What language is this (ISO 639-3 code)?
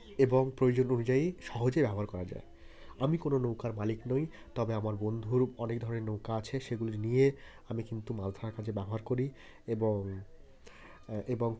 ben